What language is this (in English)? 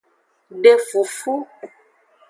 Aja (Benin)